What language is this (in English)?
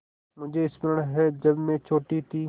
Hindi